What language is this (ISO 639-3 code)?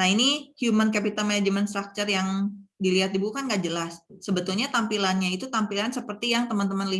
ind